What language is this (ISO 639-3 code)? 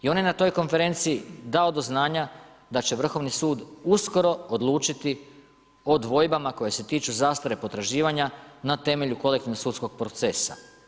hrv